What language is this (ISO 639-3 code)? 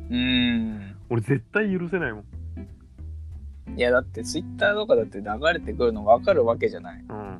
jpn